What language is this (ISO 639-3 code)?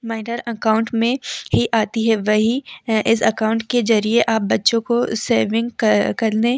hin